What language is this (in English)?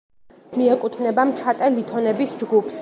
Georgian